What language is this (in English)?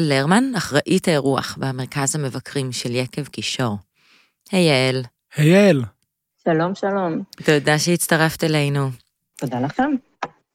Hebrew